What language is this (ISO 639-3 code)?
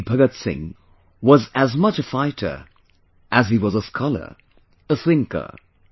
eng